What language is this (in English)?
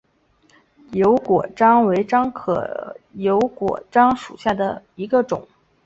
Chinese